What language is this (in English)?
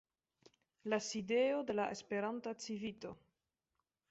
Esperanto